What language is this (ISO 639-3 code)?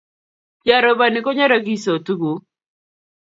kln